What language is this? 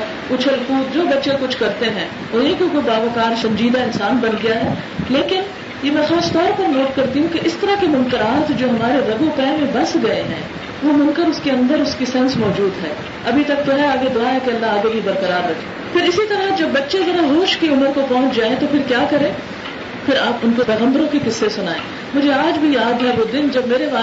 Urdu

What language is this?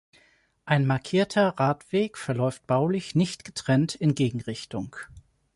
German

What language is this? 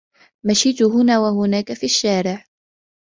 Arabic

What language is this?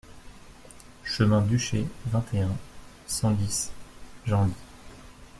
French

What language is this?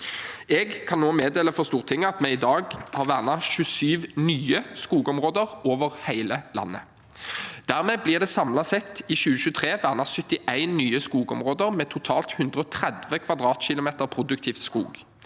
Norwegian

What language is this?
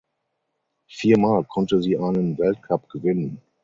German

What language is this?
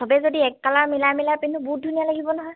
Assamese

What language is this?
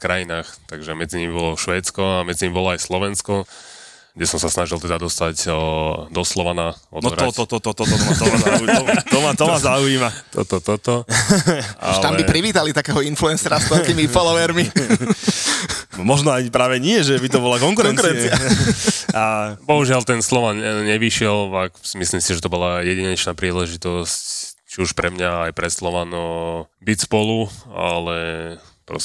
Slovak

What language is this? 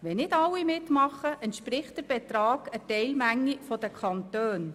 Swiss German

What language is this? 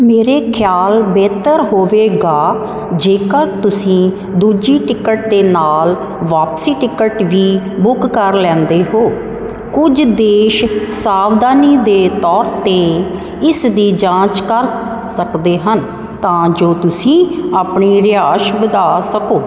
Punjabi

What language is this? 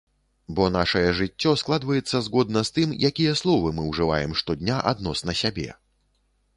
Belarusian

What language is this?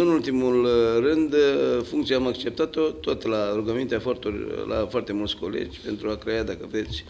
Romanian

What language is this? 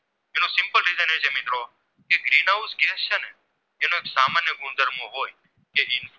Gujarati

